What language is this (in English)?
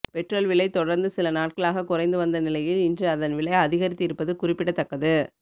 Tamil